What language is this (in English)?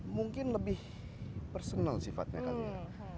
Indonesian